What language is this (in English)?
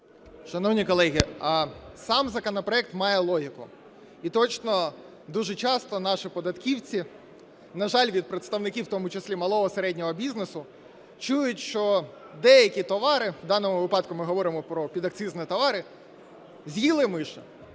Ukrainian